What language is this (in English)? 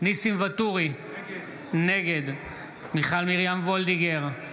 Hebrew